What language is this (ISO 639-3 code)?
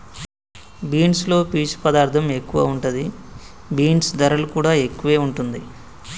tel